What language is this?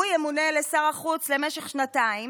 Hebrew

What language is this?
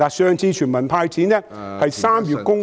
Cantonese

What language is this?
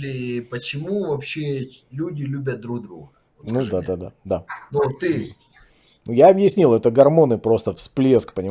Russian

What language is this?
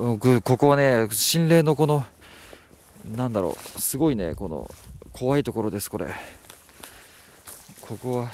Japanese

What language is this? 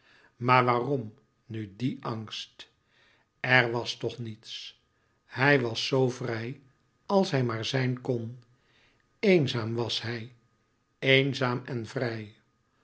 Dutch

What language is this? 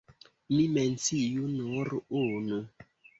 Esperanto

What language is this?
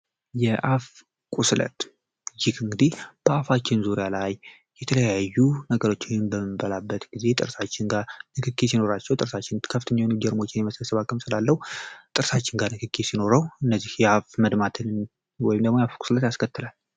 Amharic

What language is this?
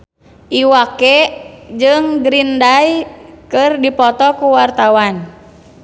Sundanese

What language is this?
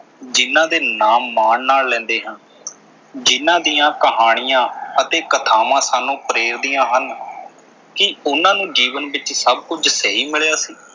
Punjabi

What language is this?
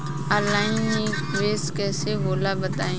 Bhojpuri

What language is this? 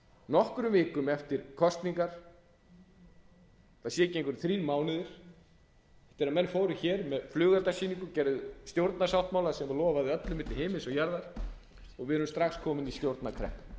Icelandic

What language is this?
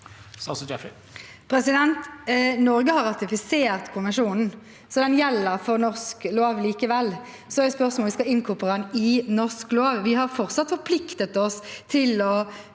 Norwegian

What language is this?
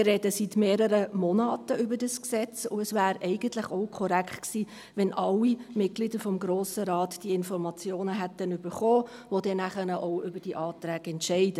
Swiss German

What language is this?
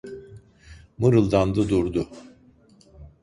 Turkish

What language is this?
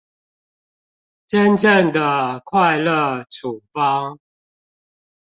Chinese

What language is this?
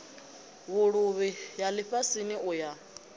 Venda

